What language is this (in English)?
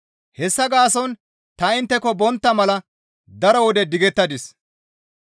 Gamo